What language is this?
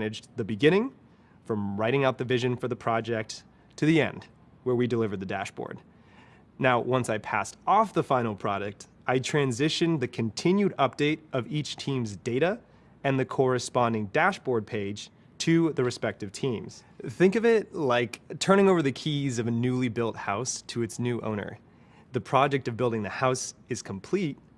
English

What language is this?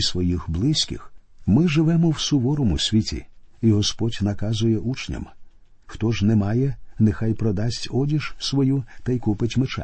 Ukrainian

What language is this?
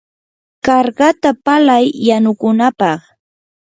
Yanahuanca Pasco Quechua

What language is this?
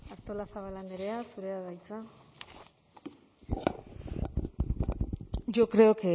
Basque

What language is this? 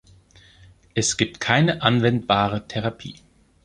German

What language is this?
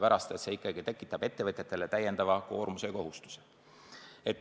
Estonian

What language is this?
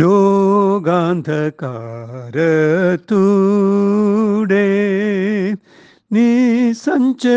Malayalam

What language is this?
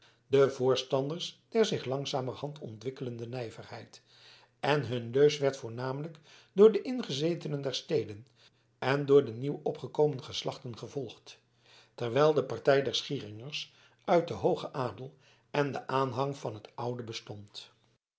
Dutch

